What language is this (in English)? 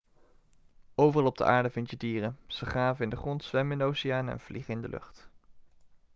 Dutch